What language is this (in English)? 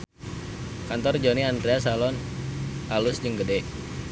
Sundanese